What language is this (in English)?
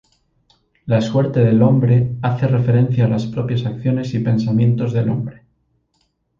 Spanish